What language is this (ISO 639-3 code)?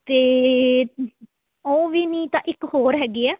pan